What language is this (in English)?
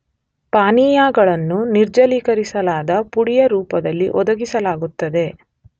Kannada